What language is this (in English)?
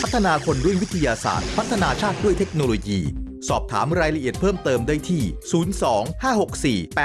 Thai